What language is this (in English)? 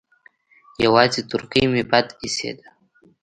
Pashto